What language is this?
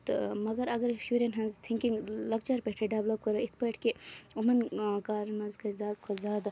Kashmiri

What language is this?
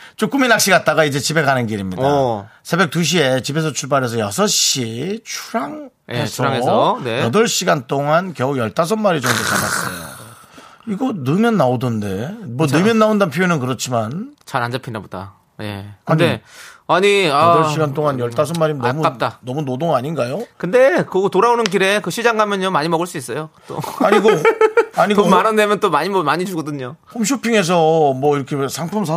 Korean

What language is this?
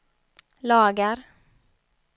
Swedish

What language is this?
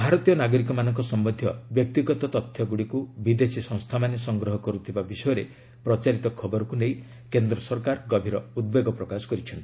Odia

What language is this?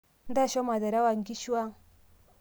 Masai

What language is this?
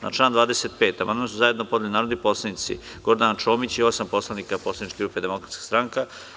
Serbian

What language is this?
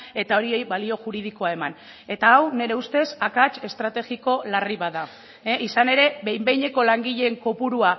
Basque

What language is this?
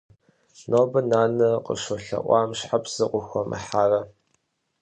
Kabardian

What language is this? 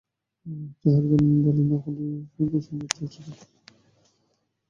Bangla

